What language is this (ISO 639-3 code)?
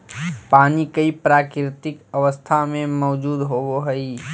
mag